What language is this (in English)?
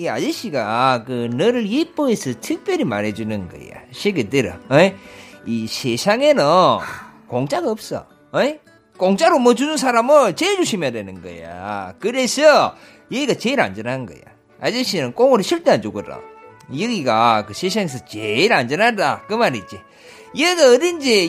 Korean